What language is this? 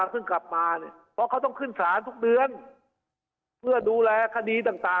Thai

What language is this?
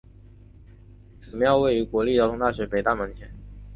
Chinese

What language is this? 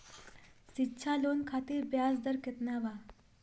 Bhojpuri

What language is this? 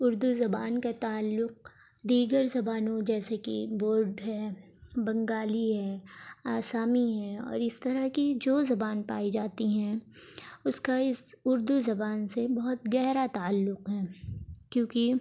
Urdu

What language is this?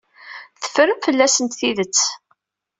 Kabyle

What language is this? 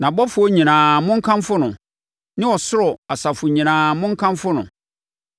Akan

